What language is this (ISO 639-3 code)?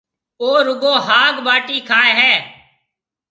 mve